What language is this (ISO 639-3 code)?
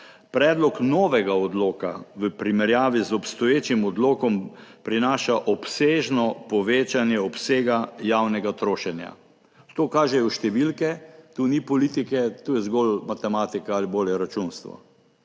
slv